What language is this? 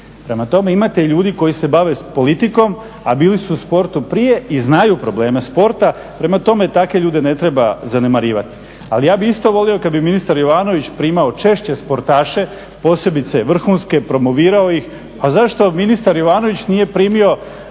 Croatian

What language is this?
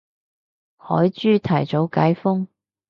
Cantonese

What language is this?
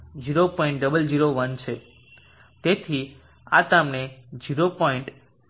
Gujarati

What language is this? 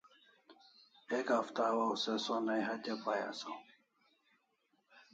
Kalasha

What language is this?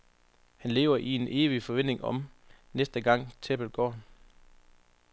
Danish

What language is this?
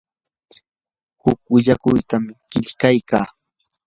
Yanahuanca Pasco Quechua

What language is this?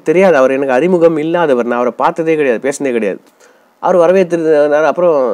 English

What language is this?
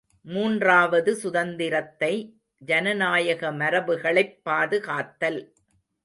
Tamil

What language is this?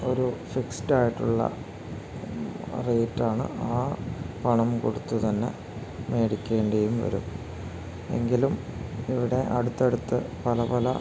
Malayalam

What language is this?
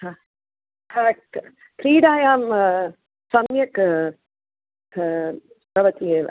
Sanskrit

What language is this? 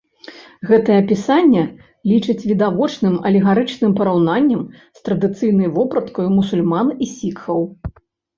Belarusian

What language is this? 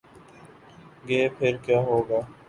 Urdu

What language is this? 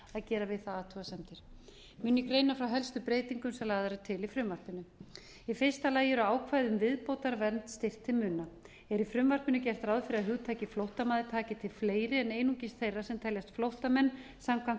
Icelandic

